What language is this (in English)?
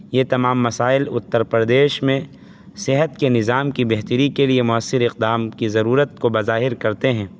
Urdu